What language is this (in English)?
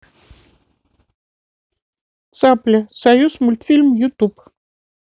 Russian